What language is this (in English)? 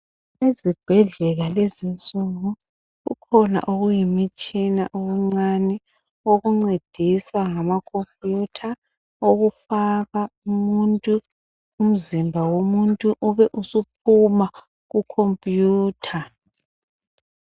North Ndebele